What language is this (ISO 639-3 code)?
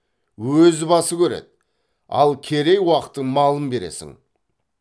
kaz